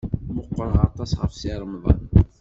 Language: Kabyle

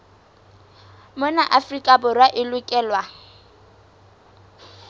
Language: Southern Sotho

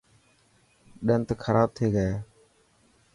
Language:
Dhatki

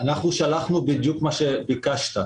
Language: Hebrew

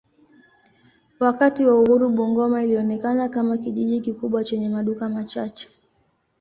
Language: Swahili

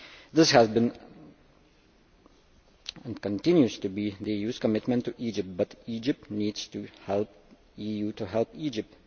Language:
English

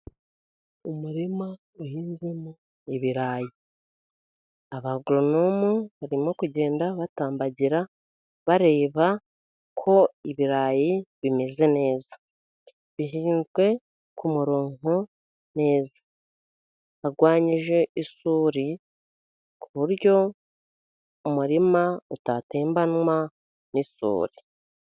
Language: Kinyarwanda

